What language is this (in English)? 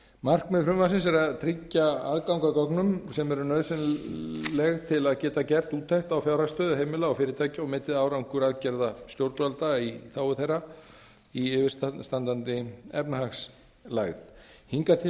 Icelandic